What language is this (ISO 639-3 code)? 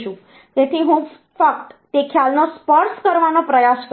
guj